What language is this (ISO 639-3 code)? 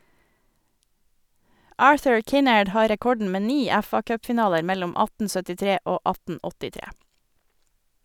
nor